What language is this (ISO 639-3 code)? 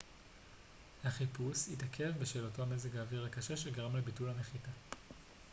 heb